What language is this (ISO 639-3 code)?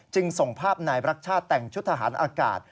tha